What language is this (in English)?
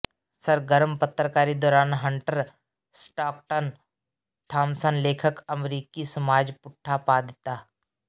Punjabi